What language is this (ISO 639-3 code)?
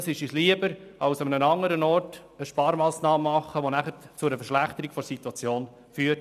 gsw